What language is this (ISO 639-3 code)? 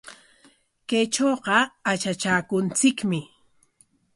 qwa